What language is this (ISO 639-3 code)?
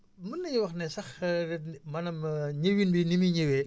wol